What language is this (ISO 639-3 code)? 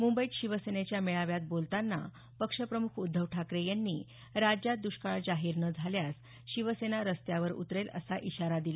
mar